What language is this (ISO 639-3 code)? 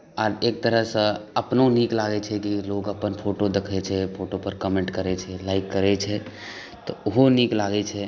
mai